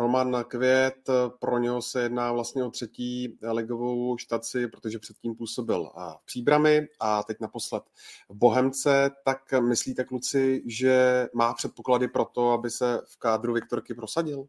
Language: Czech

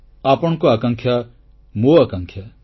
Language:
Odia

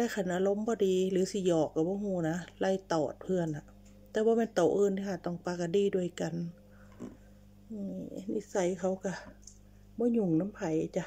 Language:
Thai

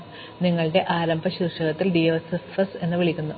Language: Malayalam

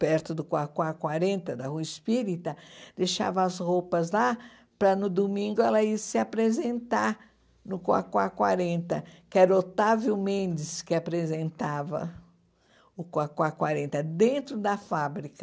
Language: Portuguese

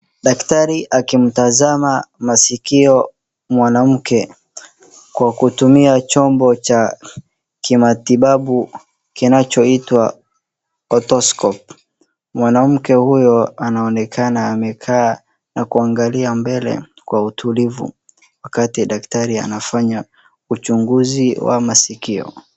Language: Swahili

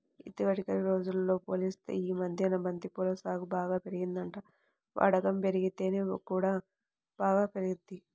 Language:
Telugu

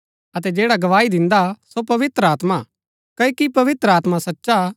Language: Gaddi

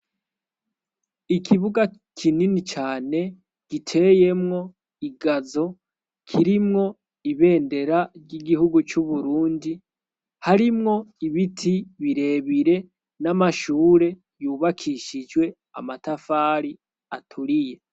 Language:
Rundi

